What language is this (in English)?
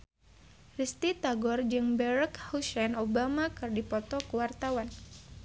Sundanese